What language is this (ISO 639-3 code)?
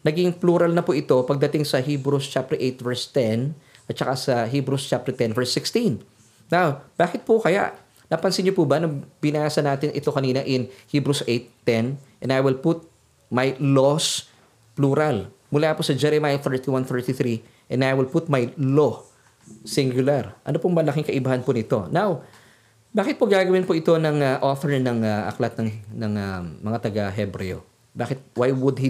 fil